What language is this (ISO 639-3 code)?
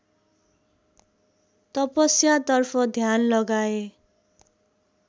nep